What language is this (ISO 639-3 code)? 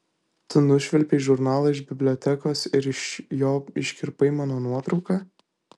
lit